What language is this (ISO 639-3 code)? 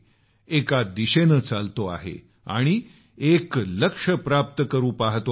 mar